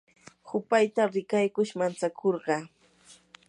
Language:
Yanahuanca Pasco Quechua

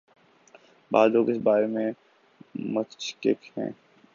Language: Urdu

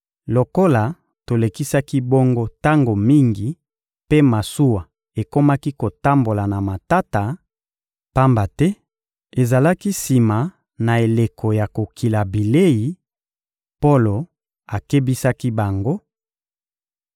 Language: Lingala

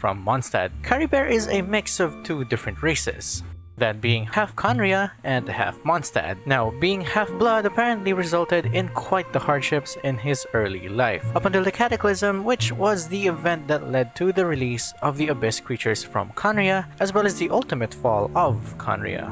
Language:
English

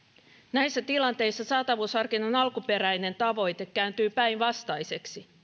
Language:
Finnish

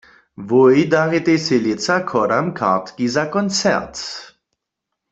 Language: Upper Sorbian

